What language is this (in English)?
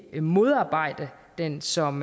Danish